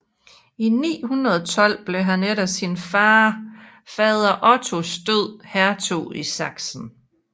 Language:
Danish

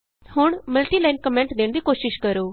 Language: Punjabi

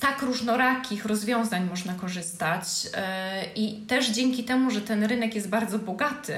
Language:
Polish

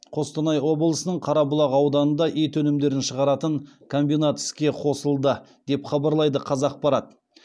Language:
Kazakh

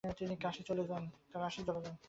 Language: Bangla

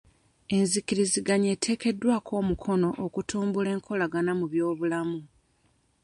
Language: Ganda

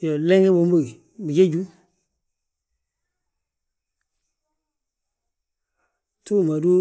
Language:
Balanta-Ganja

